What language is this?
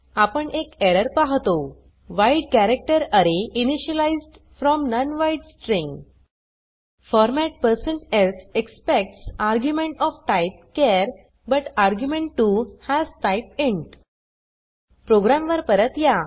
Marathi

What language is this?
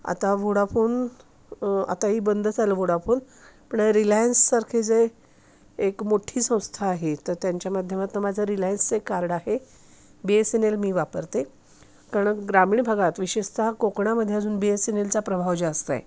Marathi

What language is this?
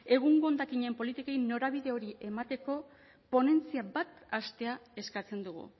Basque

